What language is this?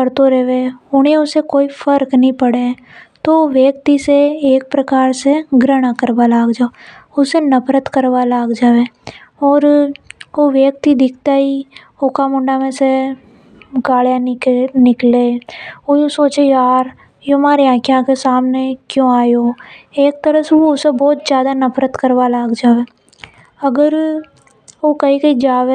Hadothi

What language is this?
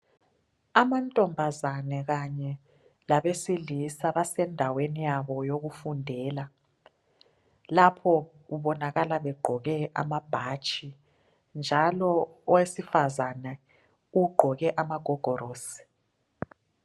North Ndebele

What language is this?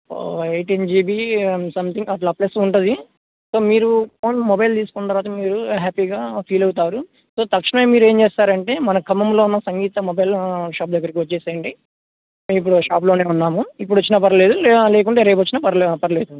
Telugu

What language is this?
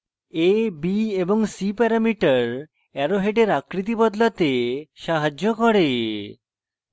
Bangla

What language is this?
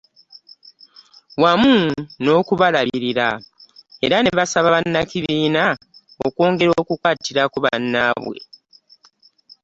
Ganda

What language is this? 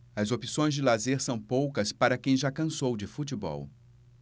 Portuguese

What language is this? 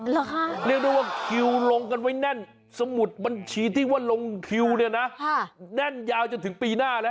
Thai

